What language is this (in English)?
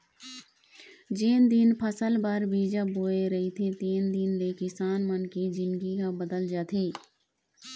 Chhattisgarhi